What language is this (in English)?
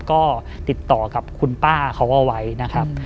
Thai